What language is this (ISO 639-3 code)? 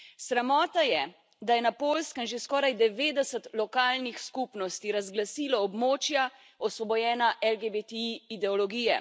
slv